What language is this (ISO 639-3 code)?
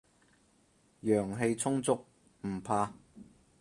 yue